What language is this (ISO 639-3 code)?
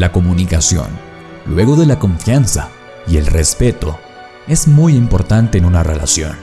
spa